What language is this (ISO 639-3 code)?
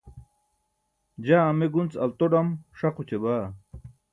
bsk